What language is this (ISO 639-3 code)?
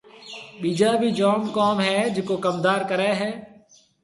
mve